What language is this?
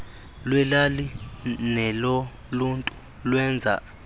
Xhosa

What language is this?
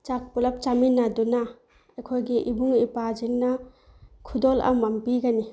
Manipuri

